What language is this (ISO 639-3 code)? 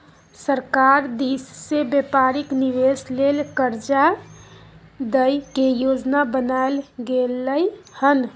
mai